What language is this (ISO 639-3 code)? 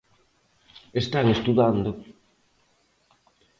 glg